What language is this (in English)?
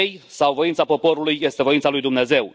Romanian